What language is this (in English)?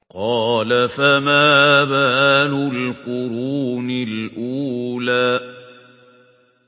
Arabic